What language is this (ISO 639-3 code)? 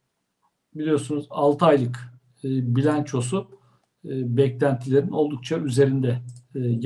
tur